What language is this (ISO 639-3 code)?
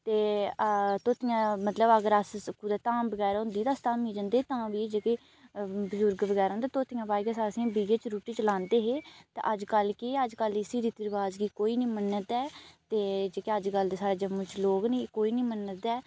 doi